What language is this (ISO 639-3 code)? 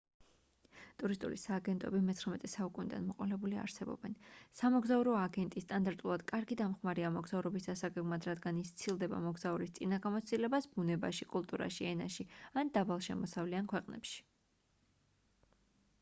kat